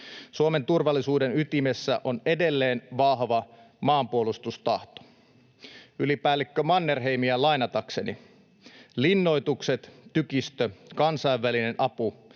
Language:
Finnish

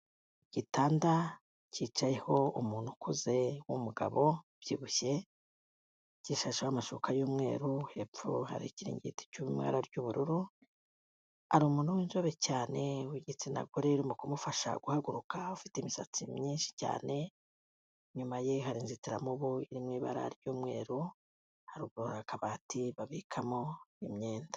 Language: Kinyarwanda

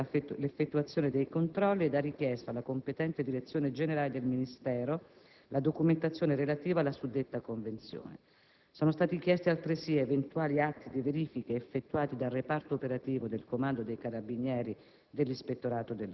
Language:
Italian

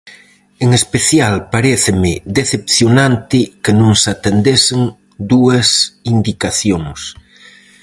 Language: Galician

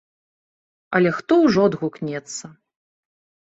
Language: Belarusian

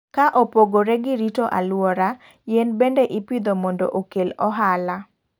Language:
Luo (Kenya and Tanzania)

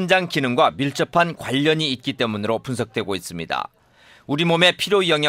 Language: Korean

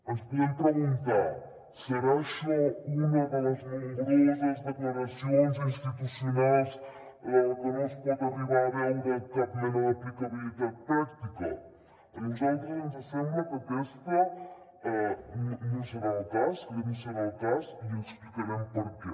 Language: Catalan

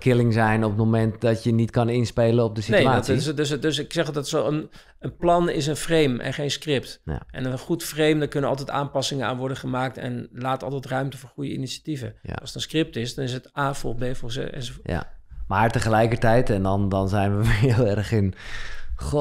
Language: Dutch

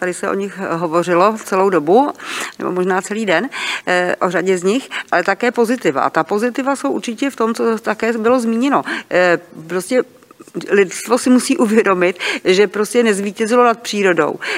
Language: Czech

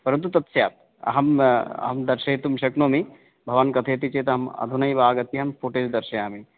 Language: Sanskrit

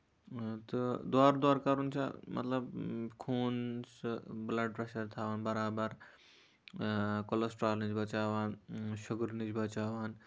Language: Kashmiri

